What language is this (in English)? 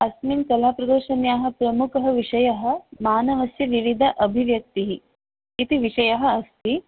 Sanskrit